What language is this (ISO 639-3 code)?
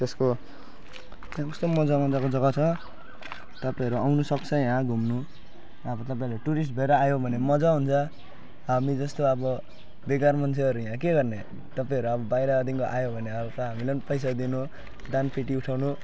nep